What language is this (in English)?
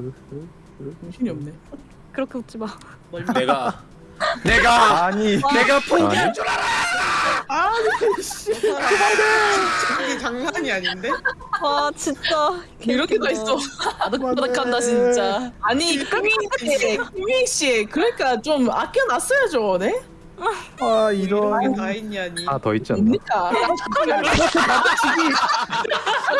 Korean